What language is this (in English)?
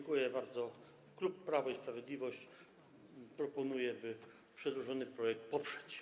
Polish